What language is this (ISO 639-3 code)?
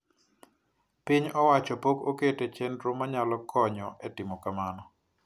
luo